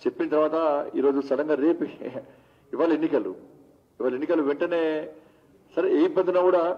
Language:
Telugu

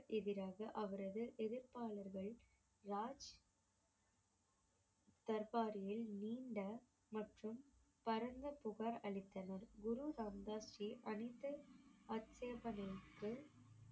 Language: Tamil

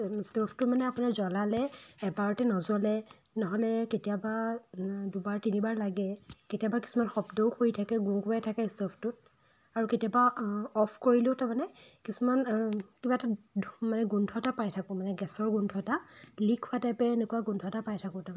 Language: Assamese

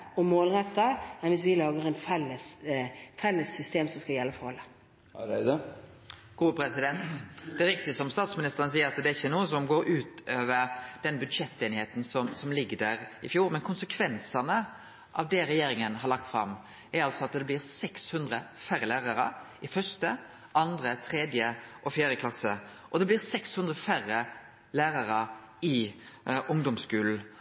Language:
Norwegian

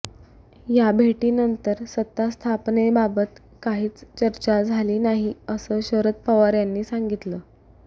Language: Marathi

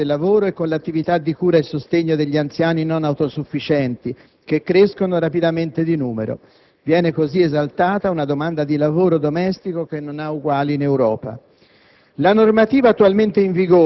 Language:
Italian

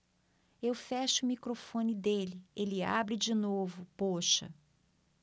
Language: Portuguese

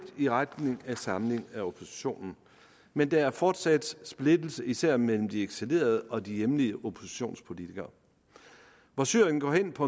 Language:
Danish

